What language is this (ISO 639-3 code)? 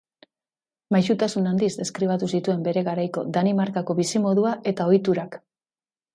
eus